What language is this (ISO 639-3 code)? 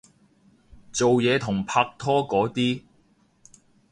yue